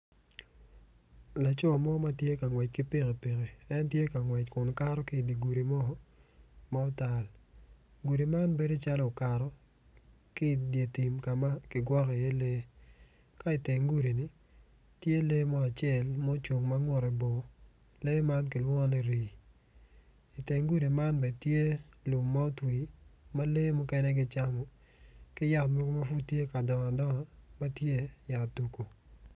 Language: Acoli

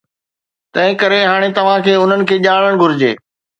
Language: Sindhi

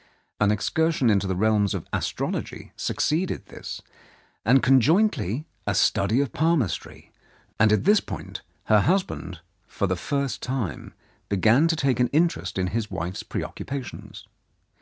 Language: English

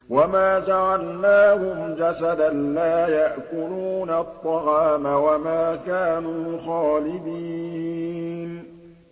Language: Arabic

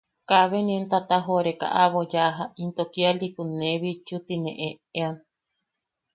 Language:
Yaqui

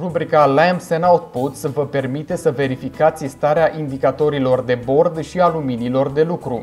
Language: Romanian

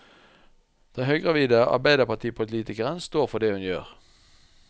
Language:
Norwegian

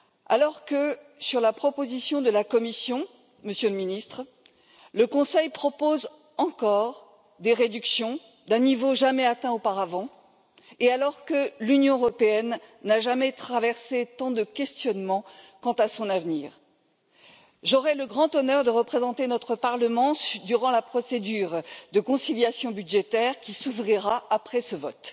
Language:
French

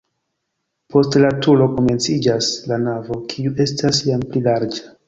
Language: Esperanto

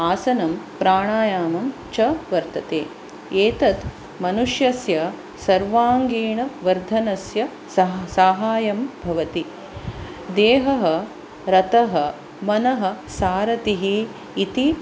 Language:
Sanskrit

